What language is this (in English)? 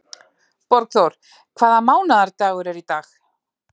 Icelandic